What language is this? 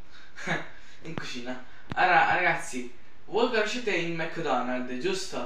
Italian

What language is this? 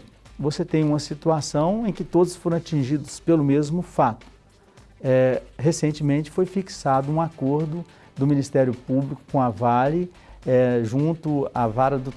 Portuguese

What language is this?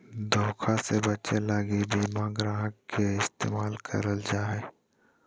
Magahi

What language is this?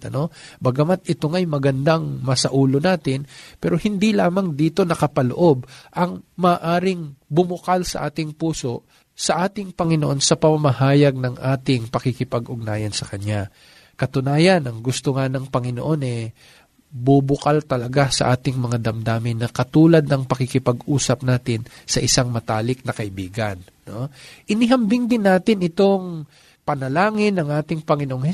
Filipino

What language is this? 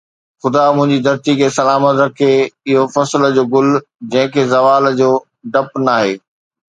Sindhi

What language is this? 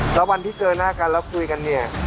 Thai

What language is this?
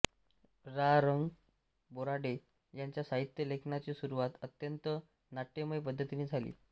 Marathi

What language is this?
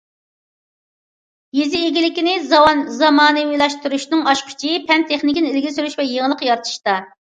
Uyghur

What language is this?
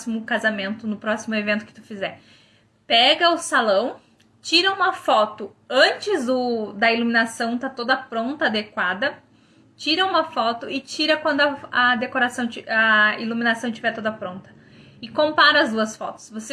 Portuguese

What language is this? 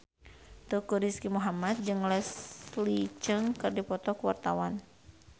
Sundanese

